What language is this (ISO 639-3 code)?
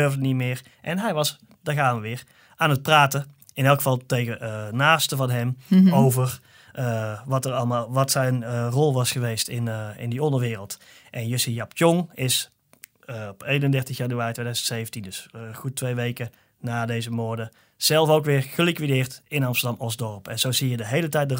nld